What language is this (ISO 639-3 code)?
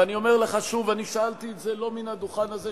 heb